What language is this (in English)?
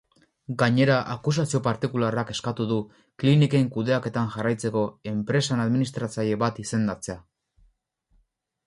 Basque